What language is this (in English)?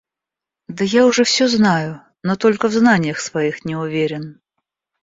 Russian